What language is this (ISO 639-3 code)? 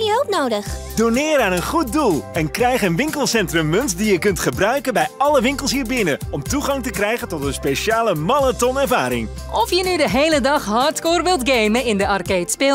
nld